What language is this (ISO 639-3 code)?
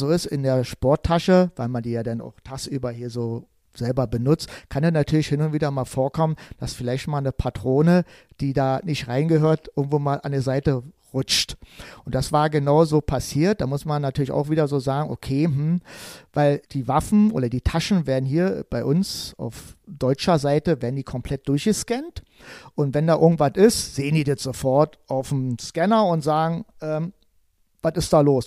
deu